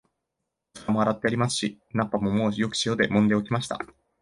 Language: Japanese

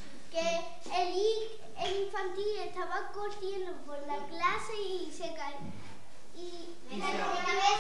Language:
Spanish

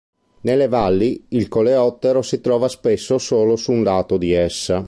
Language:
Italian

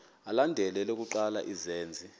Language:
Xhosa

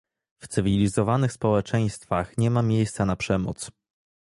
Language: Polish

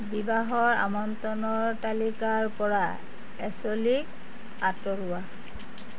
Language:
Assamese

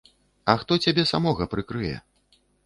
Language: Belarusian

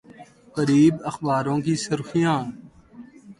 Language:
Urdu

